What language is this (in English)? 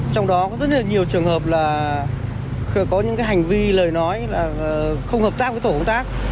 Vietnamese